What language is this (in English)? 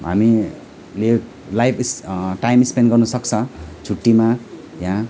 Nepali